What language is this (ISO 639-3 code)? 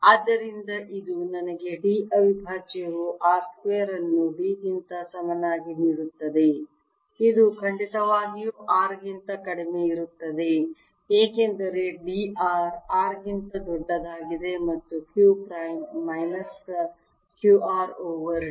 kan